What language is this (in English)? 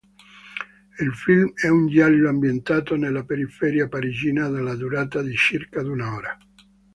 Italian